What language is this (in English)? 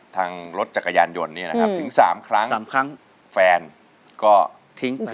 Thai